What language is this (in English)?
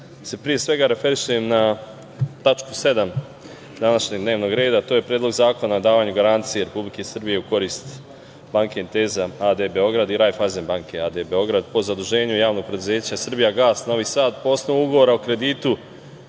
Serbian